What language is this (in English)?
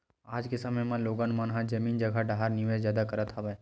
Chhattisgarhi